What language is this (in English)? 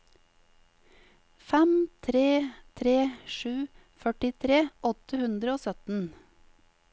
Norwegian